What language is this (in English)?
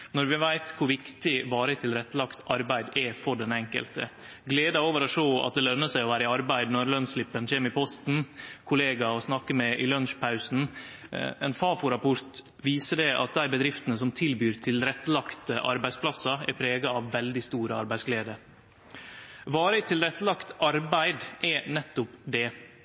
Norwegian Nynorsk